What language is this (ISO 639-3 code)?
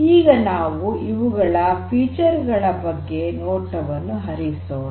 kan